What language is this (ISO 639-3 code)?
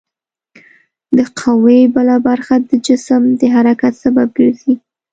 pus